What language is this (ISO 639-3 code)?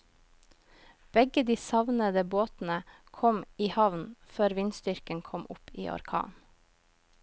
nor